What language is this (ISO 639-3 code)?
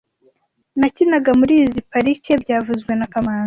kin